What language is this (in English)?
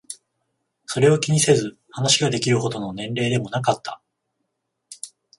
Japanese